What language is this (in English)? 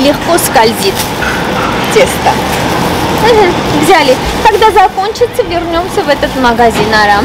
Russian